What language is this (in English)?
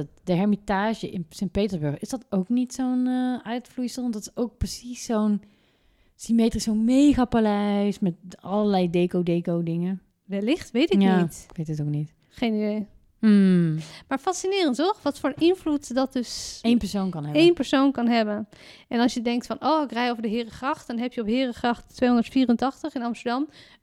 Dutch